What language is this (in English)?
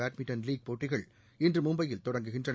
Tamil